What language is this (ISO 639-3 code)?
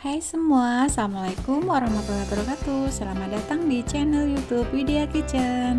ind